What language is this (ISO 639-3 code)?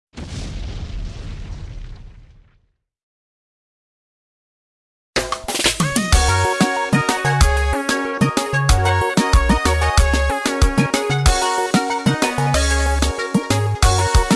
tur